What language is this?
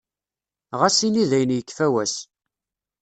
Kabyle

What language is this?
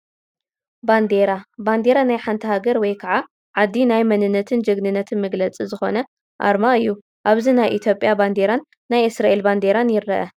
Tigrinya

